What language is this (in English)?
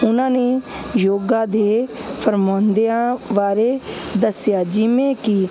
Punjabi